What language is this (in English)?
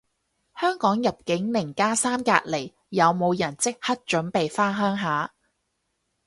Cantonese